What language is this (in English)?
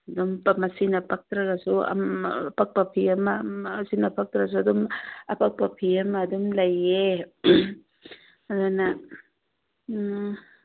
Manipuri